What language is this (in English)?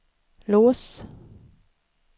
Swedish